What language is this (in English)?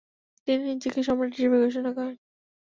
Bangla